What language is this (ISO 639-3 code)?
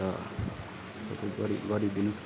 nep